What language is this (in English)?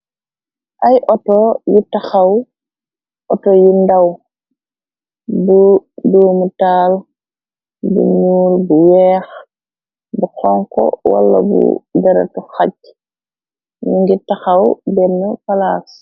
Wolof